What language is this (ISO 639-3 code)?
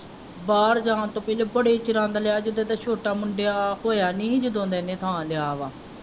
pan